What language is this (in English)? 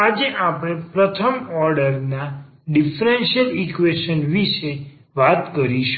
Gujarati